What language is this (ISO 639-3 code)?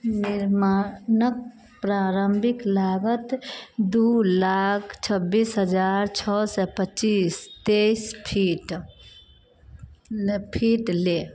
mai